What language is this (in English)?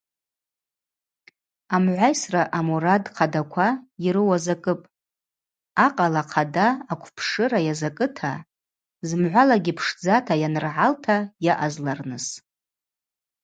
Abaza